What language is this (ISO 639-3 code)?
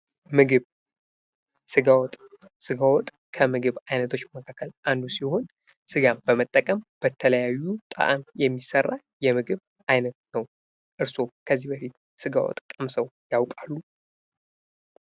amh